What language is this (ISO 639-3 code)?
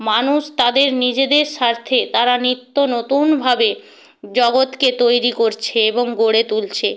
ben